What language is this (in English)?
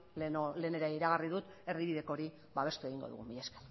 Basque